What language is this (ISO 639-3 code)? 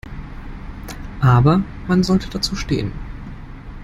deu